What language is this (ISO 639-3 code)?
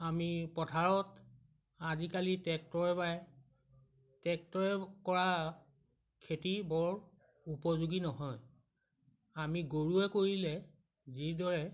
asm